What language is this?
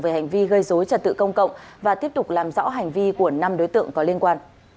Vietnamese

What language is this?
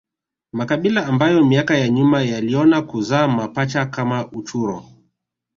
Swahili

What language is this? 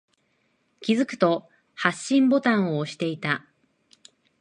Japanese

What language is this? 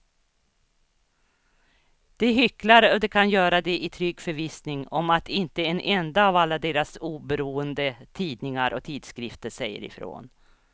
Swedish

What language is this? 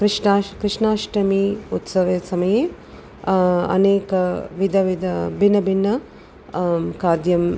Sanskrit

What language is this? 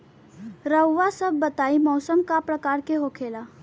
Bhojpuri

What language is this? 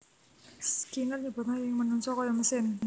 Javanese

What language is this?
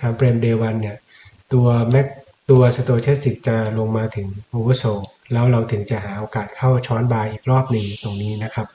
Thai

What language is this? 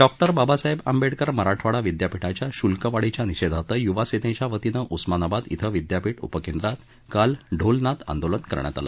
Marathi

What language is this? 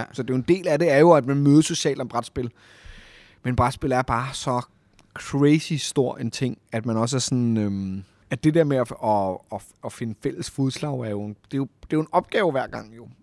Danish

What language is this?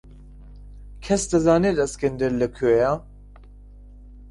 Central Kurdish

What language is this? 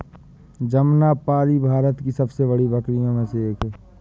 Hindi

